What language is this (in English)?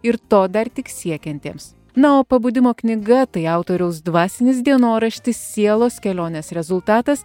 Lithuanian